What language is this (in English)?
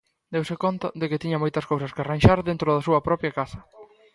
Galician